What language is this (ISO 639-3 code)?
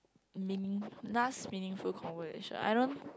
eng